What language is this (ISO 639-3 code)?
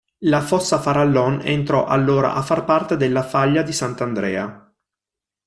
ita